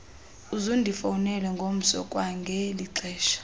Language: Xhosa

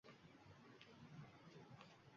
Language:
Uzbek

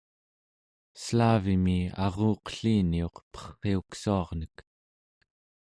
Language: Central Yupik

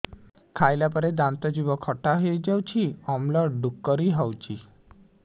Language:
Odia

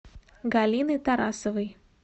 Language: Russian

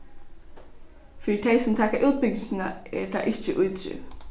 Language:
Faroese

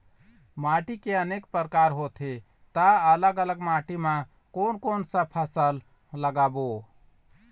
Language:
Chhattisgarhi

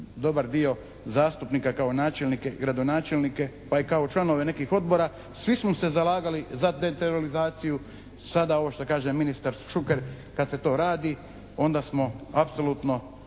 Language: Croatian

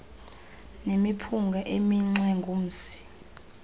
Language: Xhosa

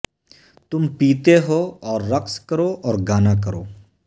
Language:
Urdu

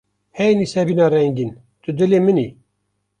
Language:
Kurdish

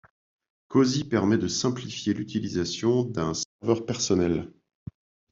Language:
French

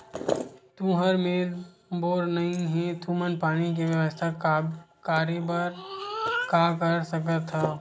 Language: Chhattisgarhi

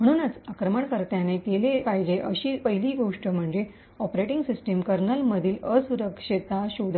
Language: Marathi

